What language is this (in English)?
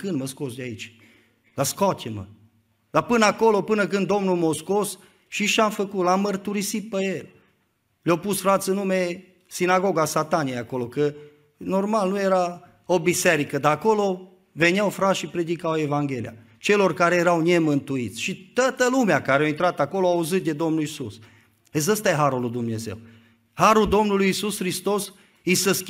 Romanian